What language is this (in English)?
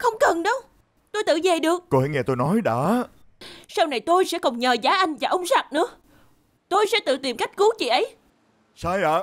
Vietnamese